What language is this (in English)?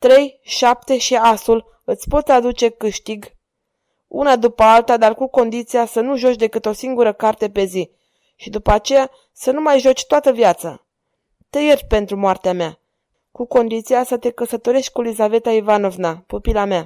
Romanian